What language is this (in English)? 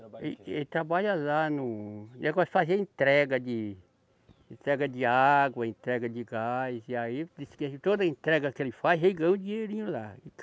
Portuguese